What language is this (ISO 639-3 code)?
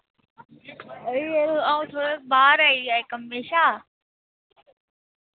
doi